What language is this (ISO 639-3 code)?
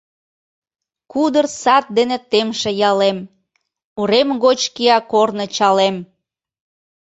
chm